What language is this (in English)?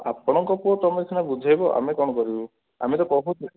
Odia